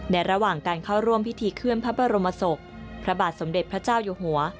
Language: Thai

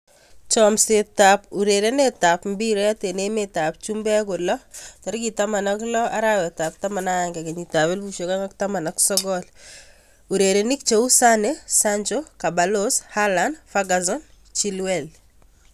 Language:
Kalenjin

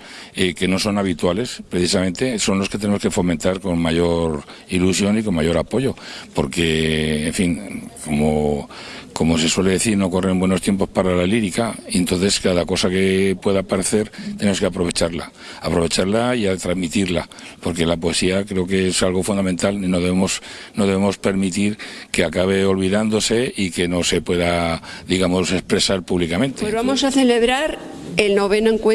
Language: Spanish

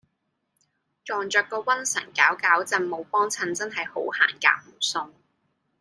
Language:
Cantonese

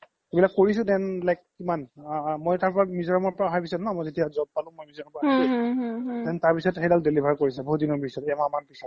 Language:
Assamese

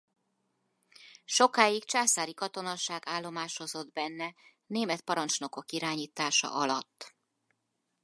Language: Hungarian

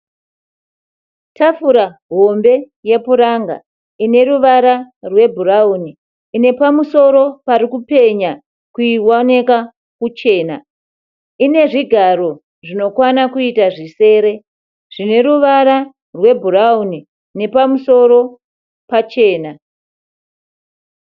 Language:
Shona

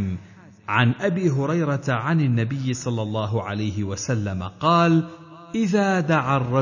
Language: Arabic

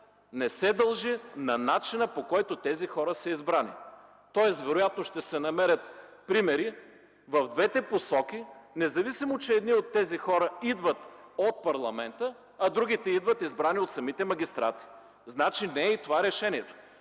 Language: Bulgarian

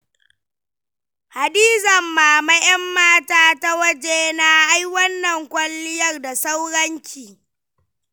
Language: Hausa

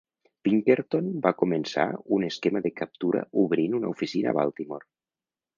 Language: Catalan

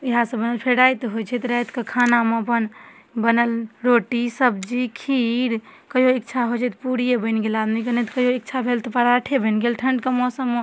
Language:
Maithili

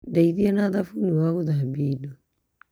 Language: Kikuyu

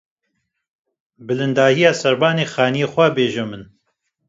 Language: Kurdish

